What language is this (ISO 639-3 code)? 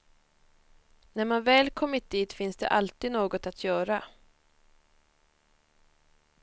swe